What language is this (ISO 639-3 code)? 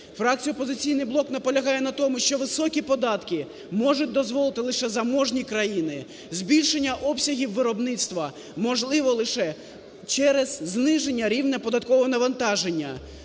ukr